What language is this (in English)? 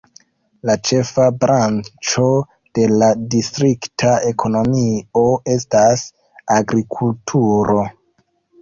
Esperanto